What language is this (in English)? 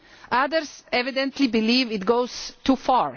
English